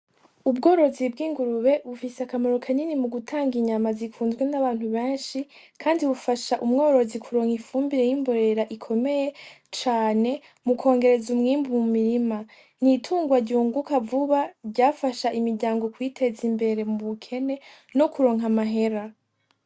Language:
Rundi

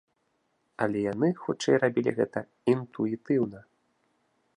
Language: Belarusian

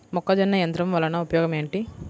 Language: Telugu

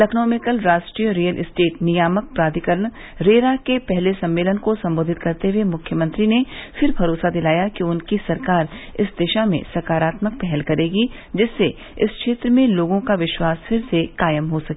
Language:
Hindi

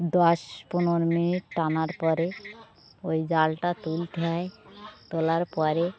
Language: Bangla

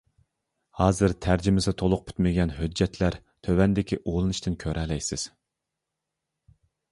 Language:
Uyghur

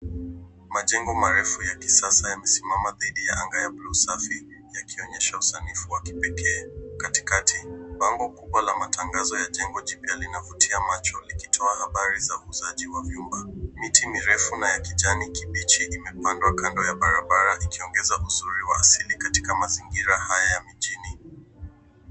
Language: Swahili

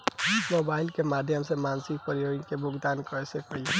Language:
Bhojpuri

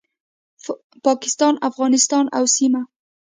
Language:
Pashto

